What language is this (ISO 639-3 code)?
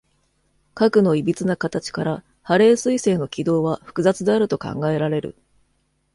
jpn